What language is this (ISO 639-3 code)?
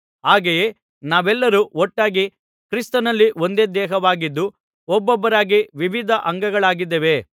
kan